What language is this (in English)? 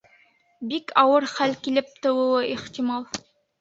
Bashkir